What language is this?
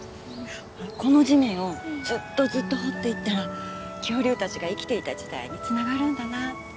Japanese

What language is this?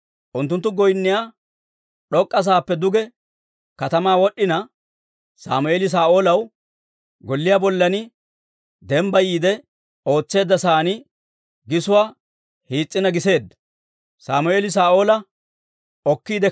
Dawro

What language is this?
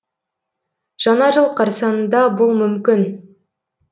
Kazakh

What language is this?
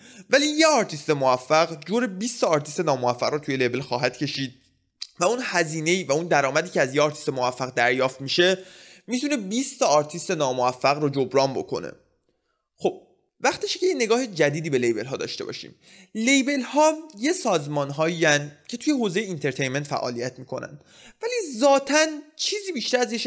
Persian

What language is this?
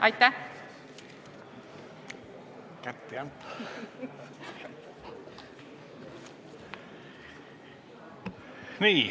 Estonian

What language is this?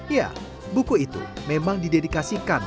Indonesian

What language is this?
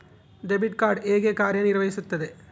Kannada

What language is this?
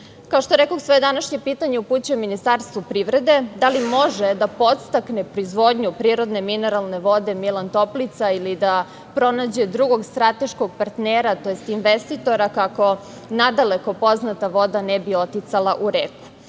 Serbian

